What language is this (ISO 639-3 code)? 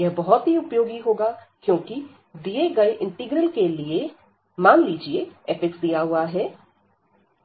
hin